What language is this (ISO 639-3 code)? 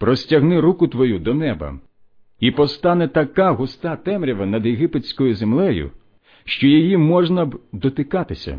ukr